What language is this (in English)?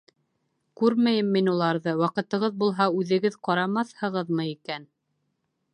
Bashkir